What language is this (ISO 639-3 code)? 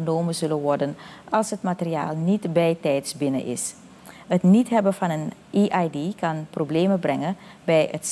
nld